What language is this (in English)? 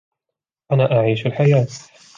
Arabic